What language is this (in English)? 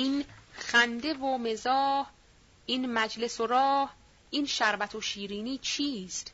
Persian